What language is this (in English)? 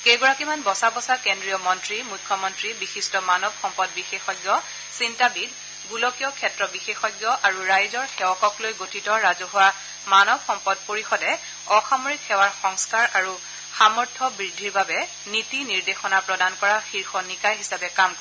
Assamese